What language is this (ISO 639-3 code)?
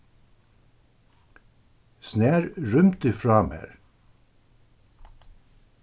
fao